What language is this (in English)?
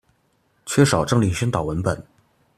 Chinese